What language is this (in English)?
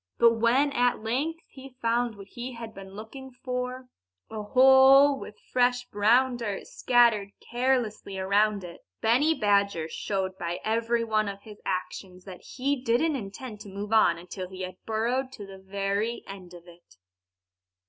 English